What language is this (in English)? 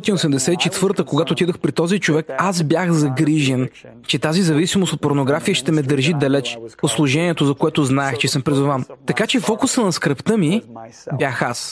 Bulgarian